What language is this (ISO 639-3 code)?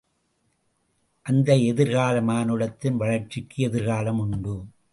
tam